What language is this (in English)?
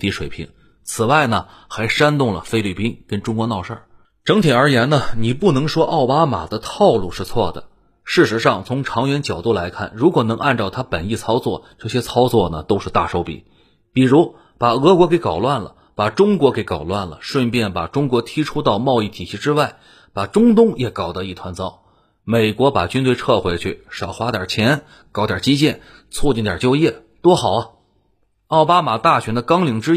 Chinese